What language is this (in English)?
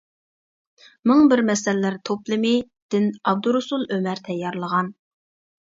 Uyghur